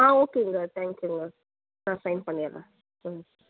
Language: Tamil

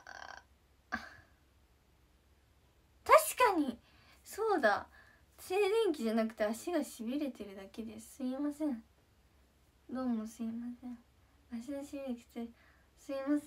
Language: Japanese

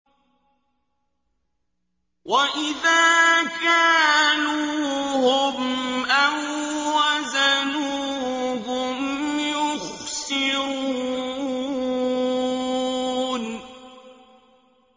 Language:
Arabic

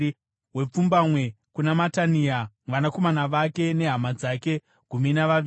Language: Shona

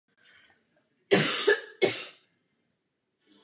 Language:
Czech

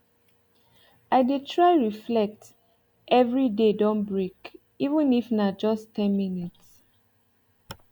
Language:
Nigerian Pidgin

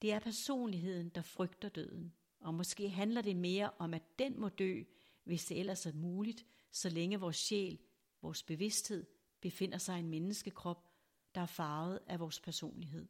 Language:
Danish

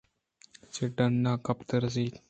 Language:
Eastern Balochi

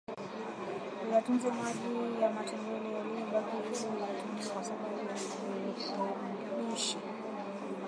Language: Swahili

